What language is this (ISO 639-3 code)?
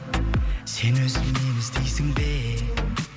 kaz